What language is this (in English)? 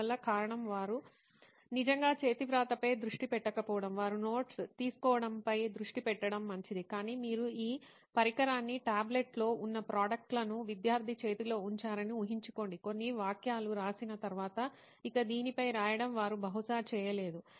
Telugu